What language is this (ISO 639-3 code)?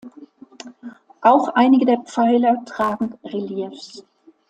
deu